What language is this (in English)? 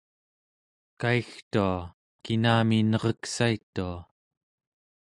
Central Yupik